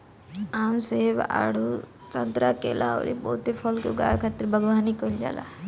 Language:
Bhojpuri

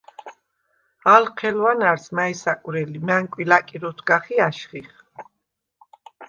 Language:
Svan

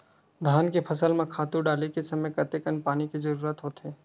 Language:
Chhattisgarhi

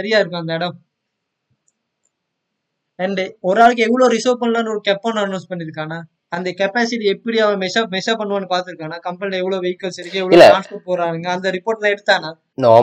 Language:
Tamil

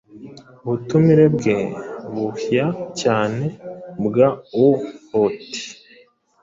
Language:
Kinyarwanda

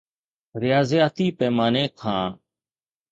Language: Sindhi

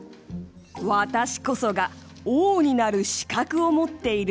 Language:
Japanese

